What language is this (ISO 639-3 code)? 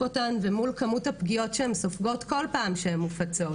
heb